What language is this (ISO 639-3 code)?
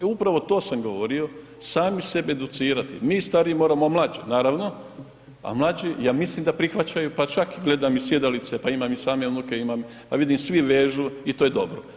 hrv